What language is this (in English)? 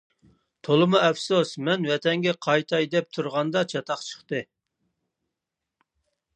Uyghur